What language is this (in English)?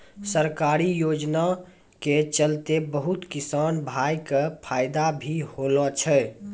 Maithili